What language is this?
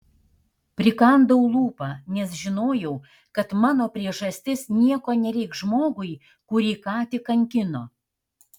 Lithuanian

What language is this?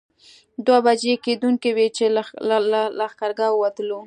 Pashto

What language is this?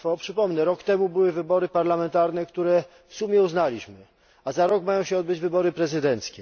Polish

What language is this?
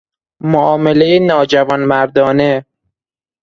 Persian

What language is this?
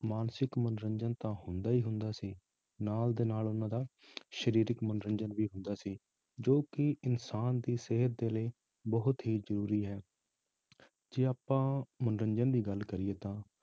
Punjabi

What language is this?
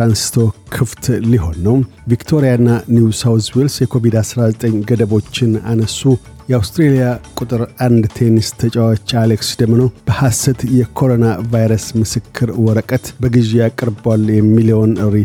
Amharic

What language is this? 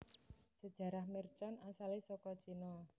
Javanese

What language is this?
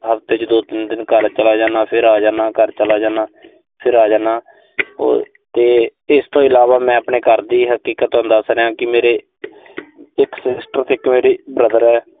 Punjabi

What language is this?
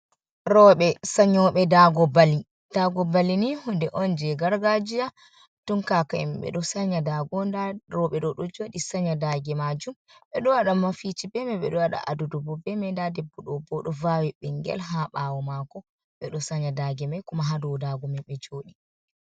Fula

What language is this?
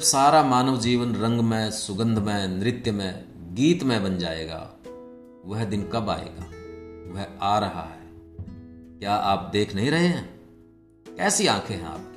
Hindi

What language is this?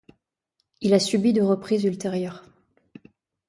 French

